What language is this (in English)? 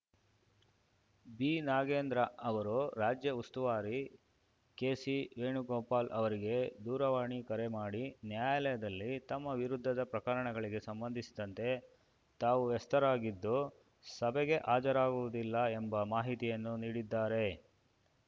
Kannada